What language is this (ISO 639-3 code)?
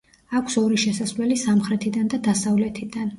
kat